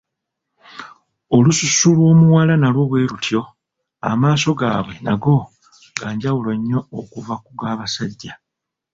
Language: Ganda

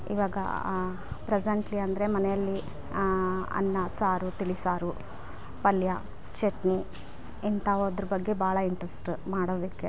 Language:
Kannada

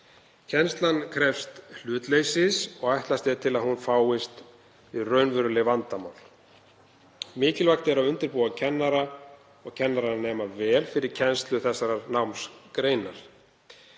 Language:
Icelandic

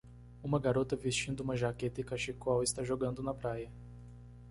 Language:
Portuguese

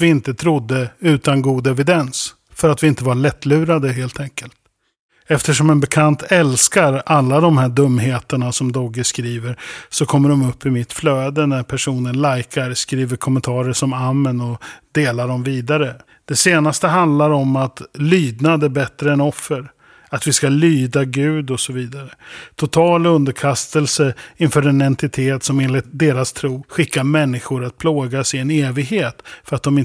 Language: Swedish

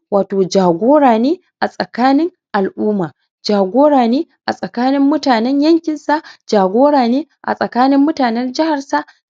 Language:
Hausa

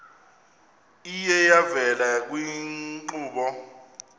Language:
Xhosa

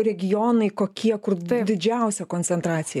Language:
Lithuanian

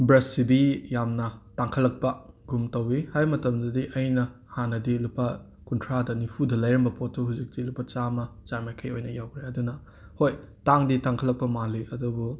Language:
Manipuri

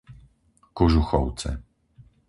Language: Slovak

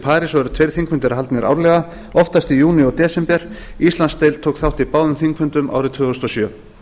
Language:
Icelandic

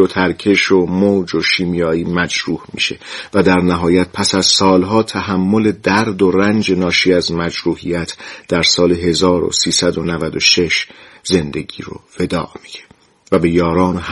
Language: Persian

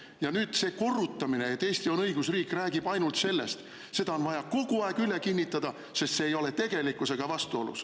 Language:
Estonian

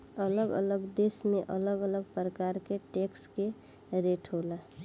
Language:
Bhojpuri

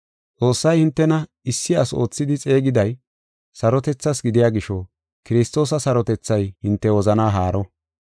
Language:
Gofa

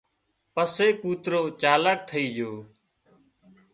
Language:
Wadiyara Koli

